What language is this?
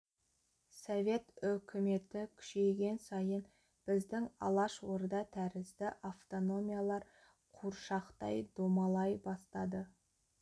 Kazakh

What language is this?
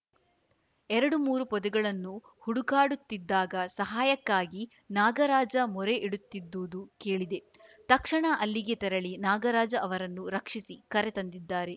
Kannada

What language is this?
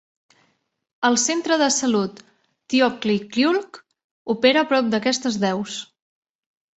Catalan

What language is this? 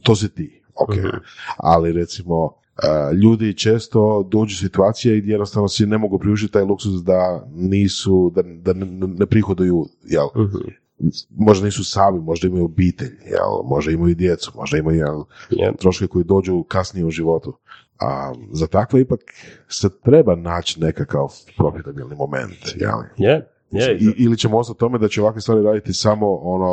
Croatian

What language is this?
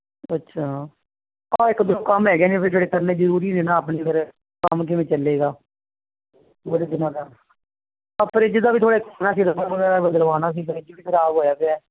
Punjabi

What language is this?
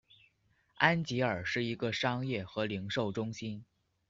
Chinese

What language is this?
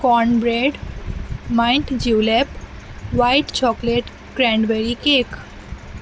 Urdu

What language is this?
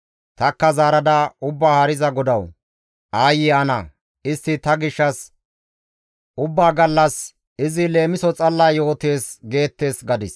Gamo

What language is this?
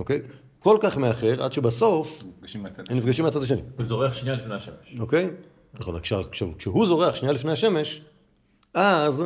Hebrew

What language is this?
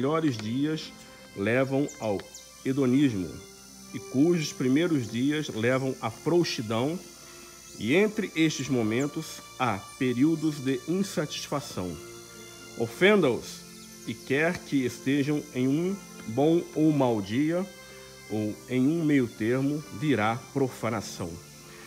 Portuguese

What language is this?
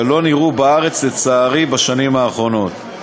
Hebrew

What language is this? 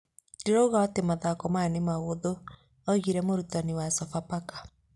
Kikuyu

